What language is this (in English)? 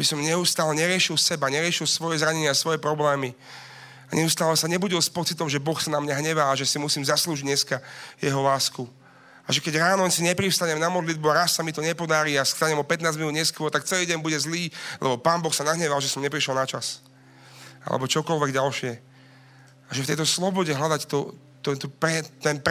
Slovak